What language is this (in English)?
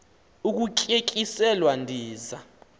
Xhosa